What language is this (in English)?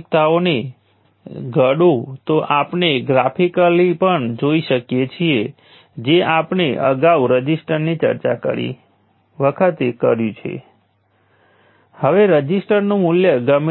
Gujarati